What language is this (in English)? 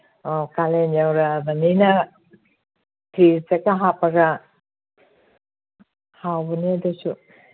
Manipuri